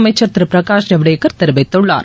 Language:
Tamil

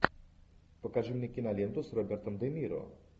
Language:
Russian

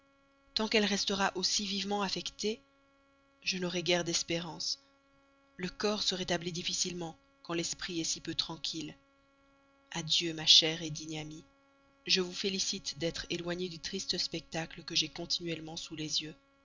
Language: French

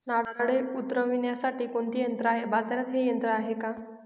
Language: Marathi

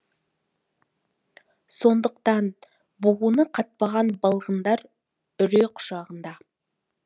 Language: Kazakh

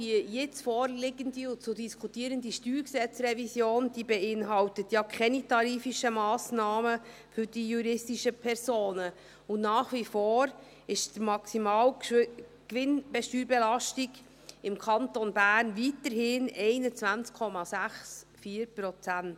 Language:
Swiss German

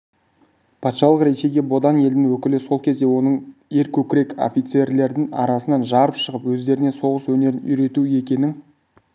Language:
Kazakh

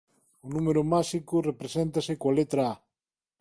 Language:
Galician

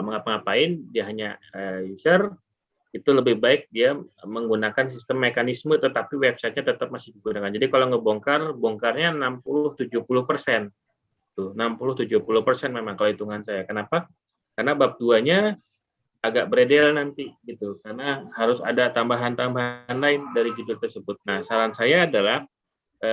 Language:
Indonesian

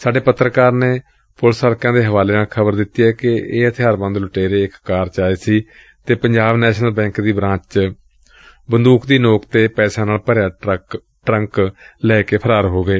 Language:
Punjabi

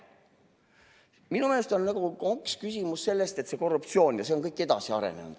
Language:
Estonian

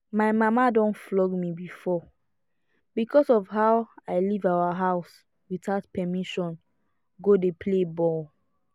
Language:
Nigerian Pidgin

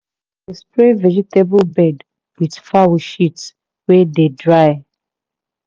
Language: Nigerian Pidgin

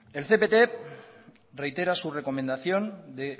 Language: Spanish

